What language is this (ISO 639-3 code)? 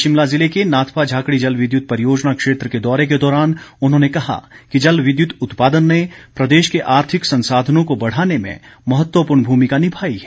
hin